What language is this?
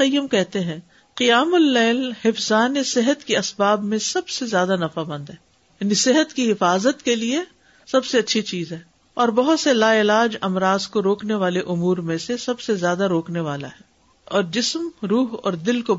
Urdu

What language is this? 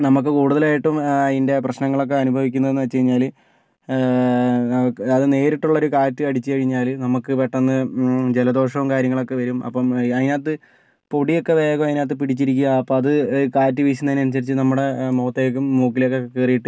Malayalam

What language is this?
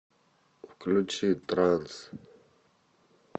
Russian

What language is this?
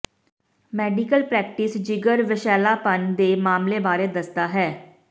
Punjabi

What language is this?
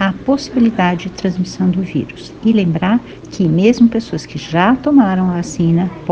Portuguese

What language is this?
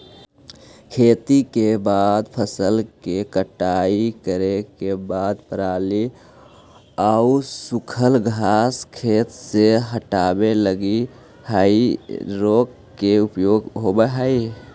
Magahi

